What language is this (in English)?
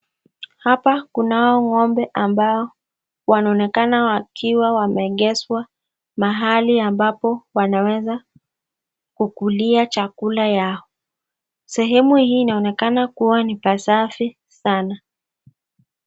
Swahili